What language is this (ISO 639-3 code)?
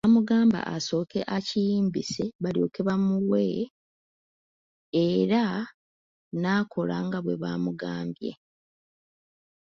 lug